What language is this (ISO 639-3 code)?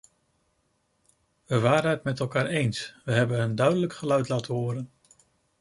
nld